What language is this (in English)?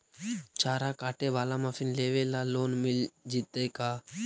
Magahi